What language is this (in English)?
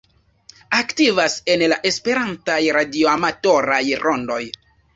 Esperanto